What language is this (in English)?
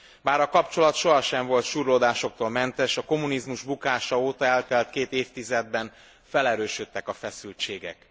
Hungarian